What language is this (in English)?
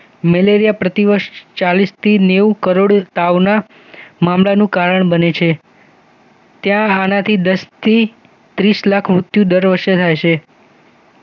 Gujarati